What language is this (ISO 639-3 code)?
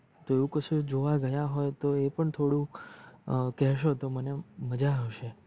guj